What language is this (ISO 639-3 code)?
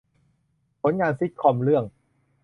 tha